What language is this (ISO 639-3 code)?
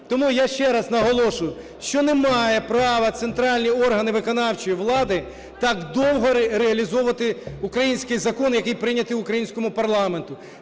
ukr